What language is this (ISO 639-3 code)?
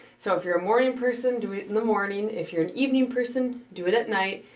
eng